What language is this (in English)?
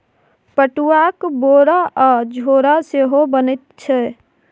Maithili